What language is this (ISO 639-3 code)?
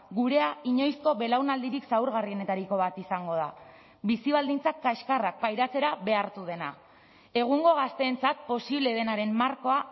eus